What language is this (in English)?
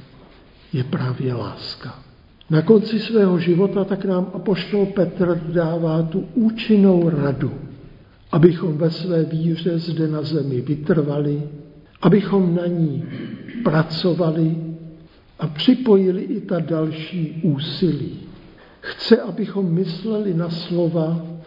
Czech